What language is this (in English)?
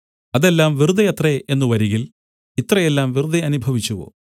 Malayalam